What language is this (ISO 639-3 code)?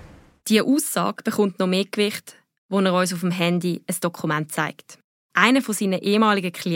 deu